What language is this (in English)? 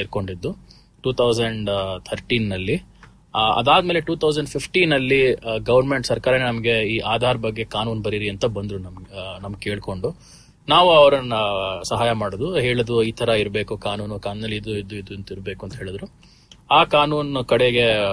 Kannada